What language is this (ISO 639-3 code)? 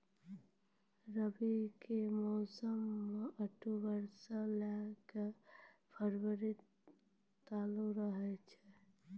mai